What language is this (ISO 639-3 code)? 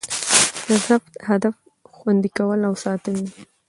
pus